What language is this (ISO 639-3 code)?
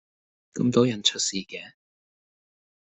yue